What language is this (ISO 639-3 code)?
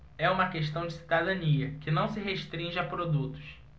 por